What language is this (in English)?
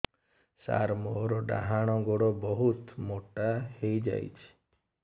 Odia